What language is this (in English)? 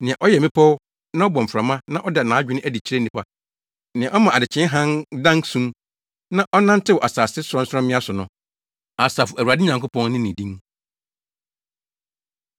Akan